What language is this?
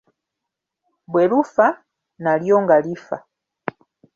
Ganda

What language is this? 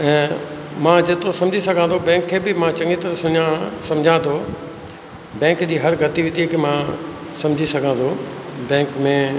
Sindhi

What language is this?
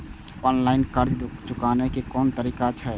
Maithili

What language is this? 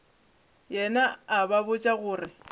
Northern Sotho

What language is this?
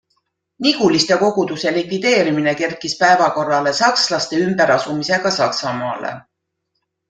Estonian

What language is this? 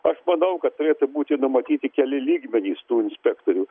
Lithuanian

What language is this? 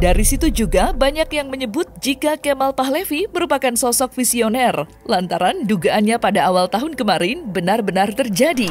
Indonesian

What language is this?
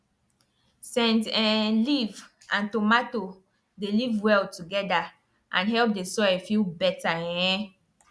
Nigerian Pidgin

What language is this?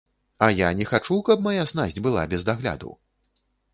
Belarusian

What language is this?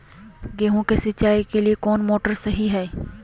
Magahi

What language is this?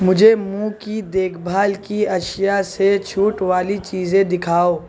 Urdu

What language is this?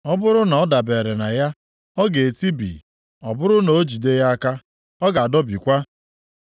Igbo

